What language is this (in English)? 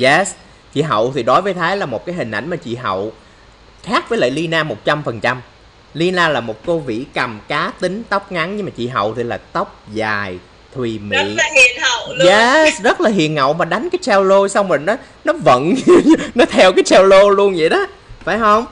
Vietnamese